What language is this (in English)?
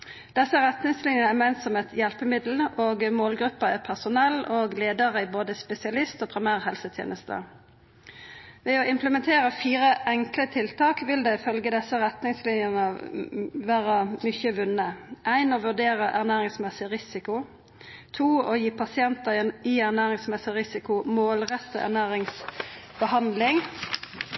Norwegian Nynorsk